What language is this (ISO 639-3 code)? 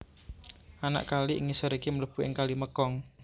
jav